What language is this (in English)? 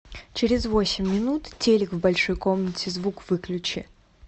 Russian